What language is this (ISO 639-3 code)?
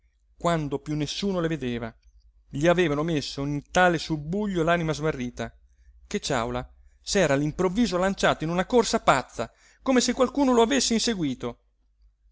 ita